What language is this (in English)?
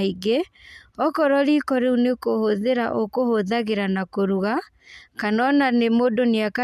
Kikuyu